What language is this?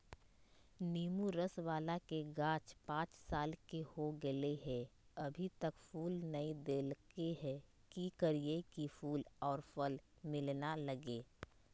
Magahi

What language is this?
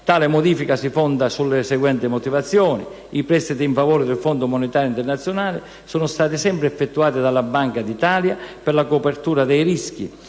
Italian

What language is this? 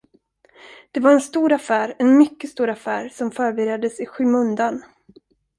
Swedish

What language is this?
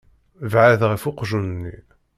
Kabyle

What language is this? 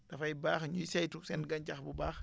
Wolof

